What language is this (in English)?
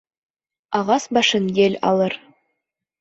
Bashkir